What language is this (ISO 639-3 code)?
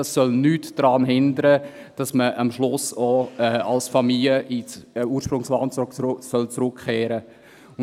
gsw